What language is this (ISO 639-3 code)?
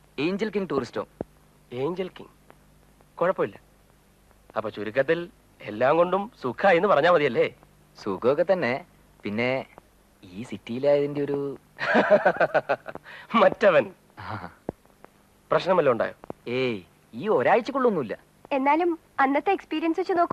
mal